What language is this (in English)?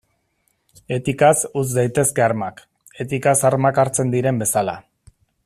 Basque